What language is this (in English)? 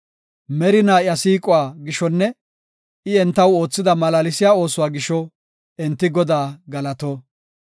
Gofa